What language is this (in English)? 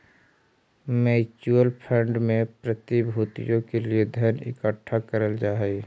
Magahi